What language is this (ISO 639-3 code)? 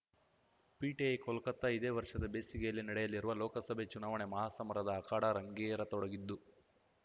kan